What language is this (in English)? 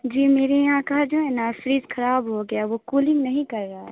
Urdu